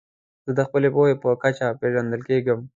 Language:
Pashto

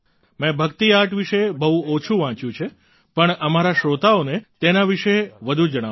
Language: Gujarati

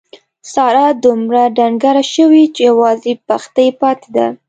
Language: Pashto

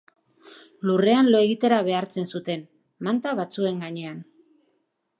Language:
Basque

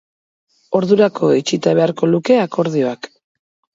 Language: Basque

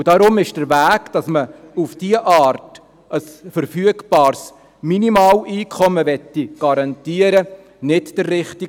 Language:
Swiss German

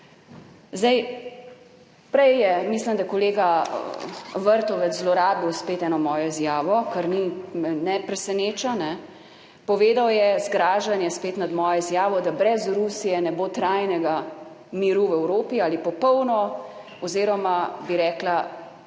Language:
Slovenian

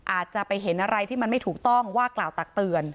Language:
Thai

